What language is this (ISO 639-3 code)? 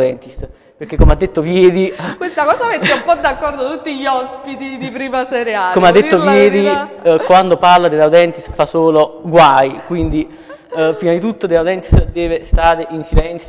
ita